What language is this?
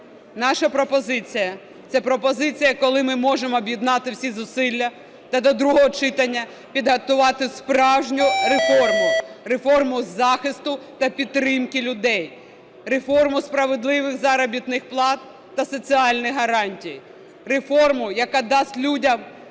Ukrainian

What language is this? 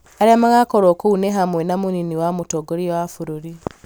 Kikuyu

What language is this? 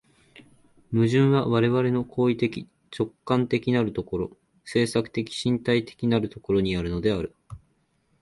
Japanese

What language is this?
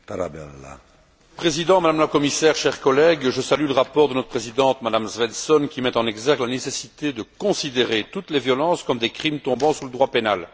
French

